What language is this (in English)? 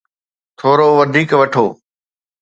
Sindhi